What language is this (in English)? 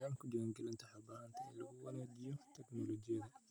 Somali